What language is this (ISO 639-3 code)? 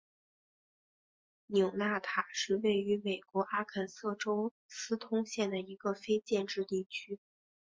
zho